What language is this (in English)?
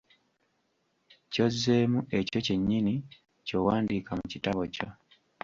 Ganda